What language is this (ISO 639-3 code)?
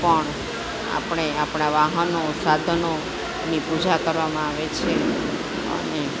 guj